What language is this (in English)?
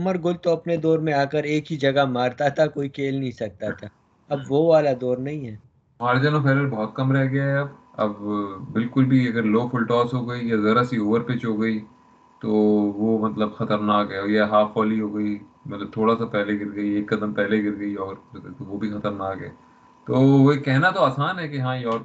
Urdu